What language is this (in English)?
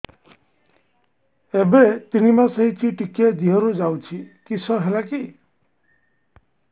Odia